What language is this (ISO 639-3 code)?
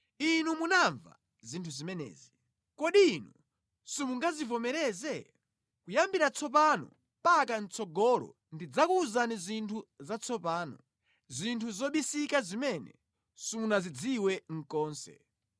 nya